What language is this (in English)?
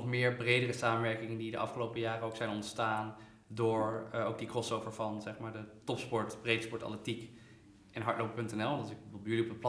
Dutch